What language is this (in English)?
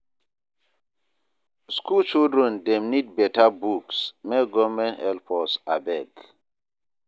Nigerian Pidgin